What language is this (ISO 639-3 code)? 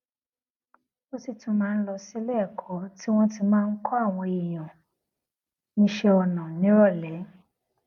yor